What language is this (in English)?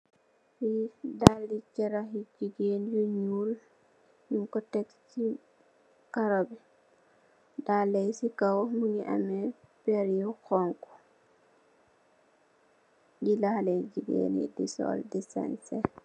Wolof